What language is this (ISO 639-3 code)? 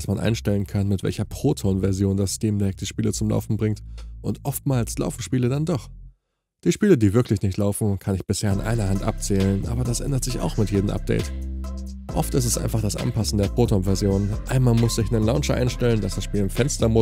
deu